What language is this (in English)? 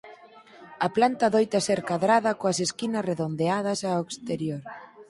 Galician